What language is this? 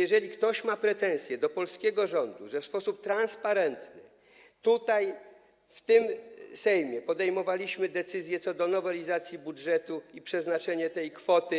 Polish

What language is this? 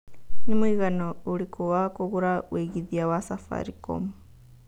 Kikuyu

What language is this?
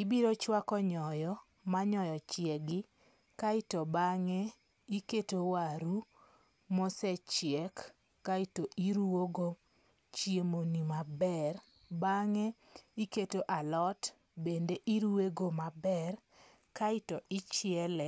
Luo (Kenya and Tanzania)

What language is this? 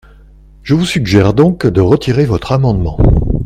French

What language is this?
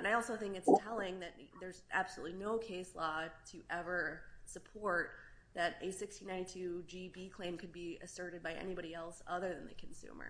English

